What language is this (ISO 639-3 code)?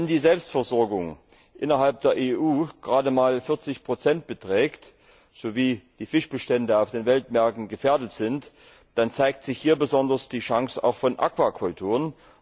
deu